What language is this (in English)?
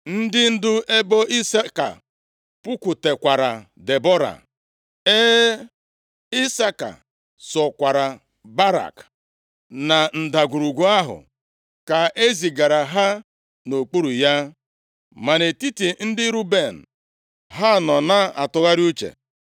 Igbo